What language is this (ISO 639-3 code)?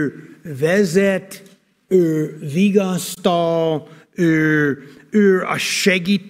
hun